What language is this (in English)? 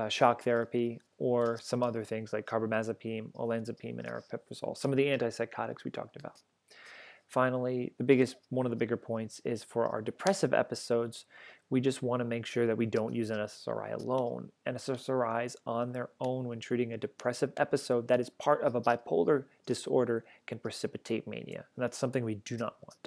English